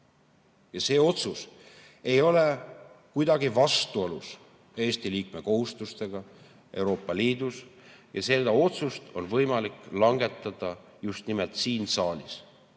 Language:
Estonian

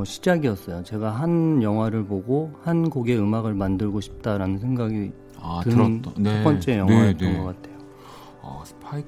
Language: Korean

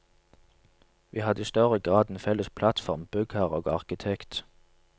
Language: Norwegian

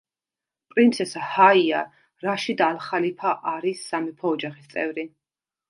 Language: Georgian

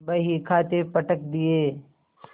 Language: Hindi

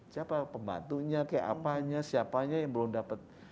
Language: Indonesian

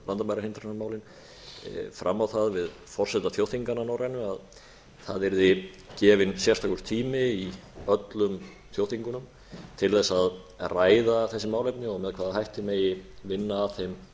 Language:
Icelandic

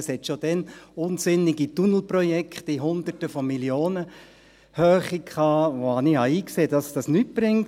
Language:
Swiss German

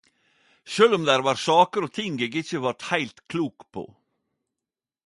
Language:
Norwegian Nynorsk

